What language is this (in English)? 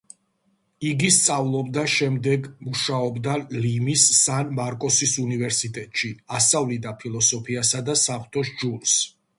Georgian